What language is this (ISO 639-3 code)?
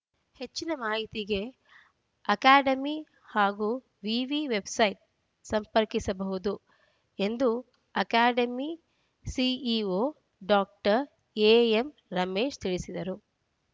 kan